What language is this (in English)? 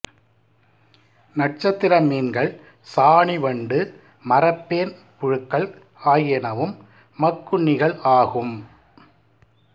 Tamil